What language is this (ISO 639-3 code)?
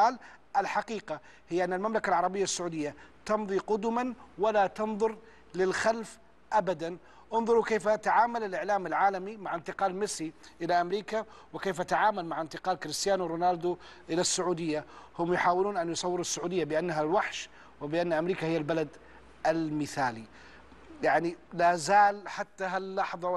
ara